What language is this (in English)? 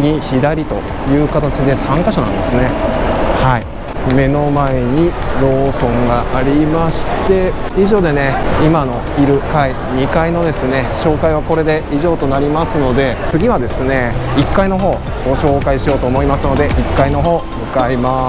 Japanese